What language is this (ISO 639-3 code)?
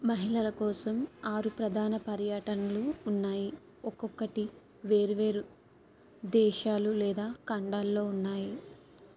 tel